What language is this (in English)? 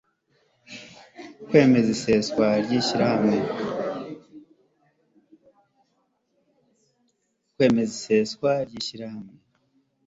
Kinyarwanda